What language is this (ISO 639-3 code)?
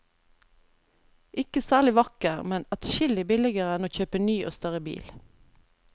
nor